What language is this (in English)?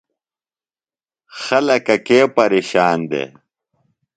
Phalura